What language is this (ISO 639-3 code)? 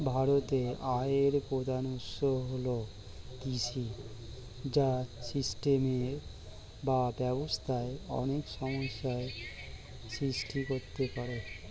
ben